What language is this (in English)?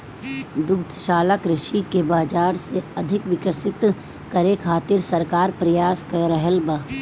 Bhojpuri